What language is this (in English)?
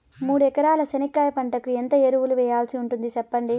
Telugu